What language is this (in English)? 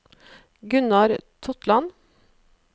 Norwegian